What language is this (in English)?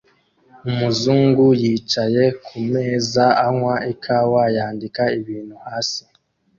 Kinyarwanda